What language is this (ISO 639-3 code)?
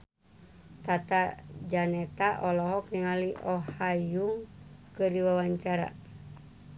sun